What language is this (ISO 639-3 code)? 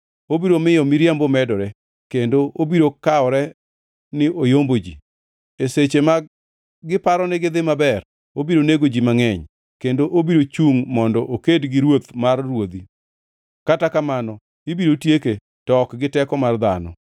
luo